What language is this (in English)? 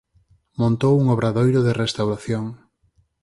Galician